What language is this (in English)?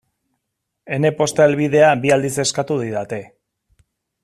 Basque